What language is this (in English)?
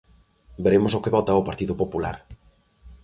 Galician